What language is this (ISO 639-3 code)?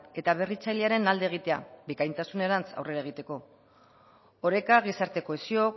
eus